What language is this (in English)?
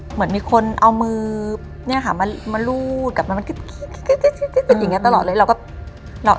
Thai